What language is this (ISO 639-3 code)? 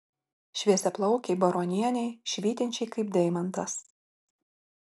lit